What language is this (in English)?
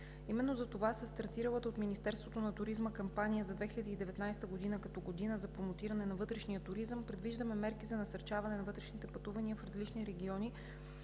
Bulgarian